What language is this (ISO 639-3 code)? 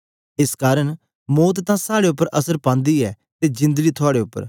doi